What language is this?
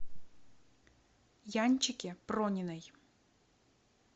Russian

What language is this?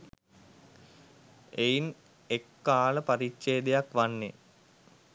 Sinhala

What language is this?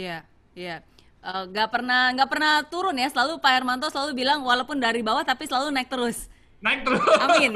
Indonesian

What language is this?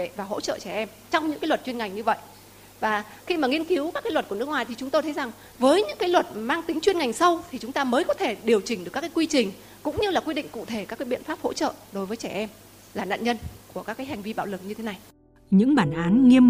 Vietnamese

